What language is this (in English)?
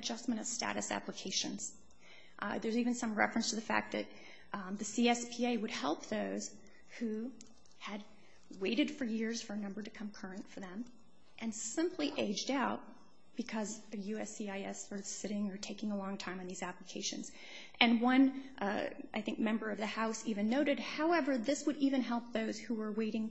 English